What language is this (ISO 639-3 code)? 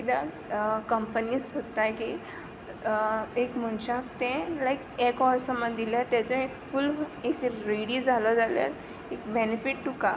kok